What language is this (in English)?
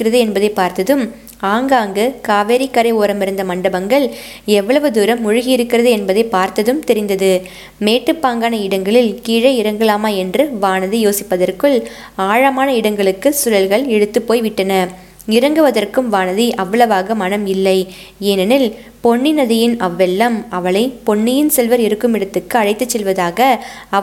Tamil